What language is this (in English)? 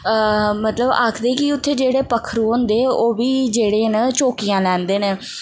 Dogri